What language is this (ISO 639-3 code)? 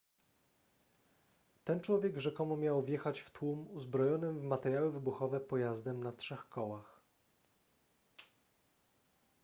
pol